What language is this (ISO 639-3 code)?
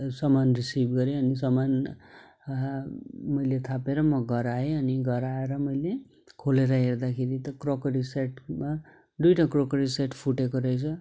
nep